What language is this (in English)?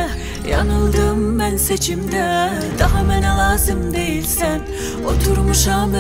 Turkish